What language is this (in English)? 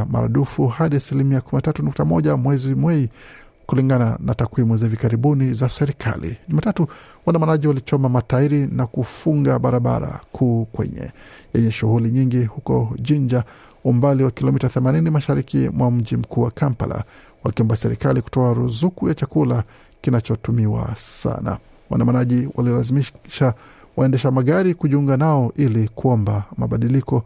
Swahili